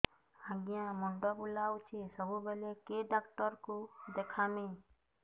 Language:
Odia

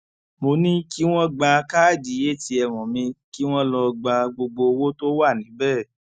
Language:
Yoruba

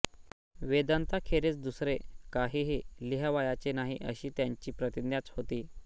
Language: Marathi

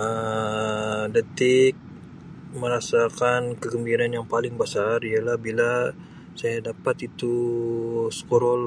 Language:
Sabah Malay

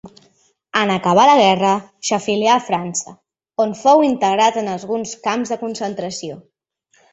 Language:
Catalan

